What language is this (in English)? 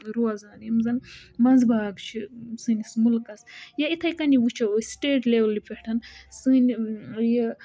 Kashmiri